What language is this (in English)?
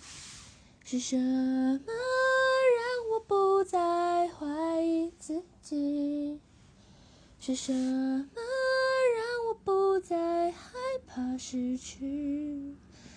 Chinese